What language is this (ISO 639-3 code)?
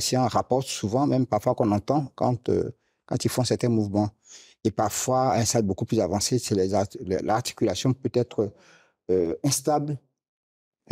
fra